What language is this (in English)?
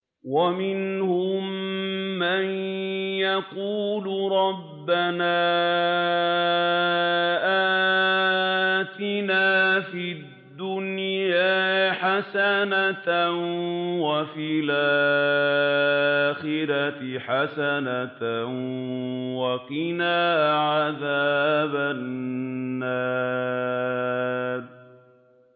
Arabic